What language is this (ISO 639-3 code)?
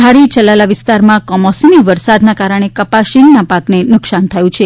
guj